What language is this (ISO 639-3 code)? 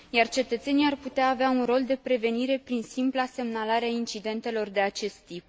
ron